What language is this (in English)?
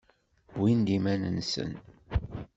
Kabyle